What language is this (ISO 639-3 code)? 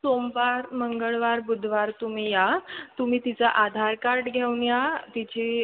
mar